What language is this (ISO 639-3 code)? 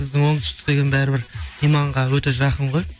kaz